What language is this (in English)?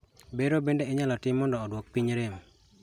Luo (Kenya and Tanzania)